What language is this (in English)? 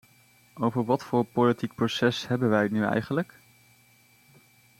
Dutch